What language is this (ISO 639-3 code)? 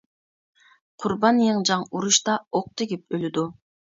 uig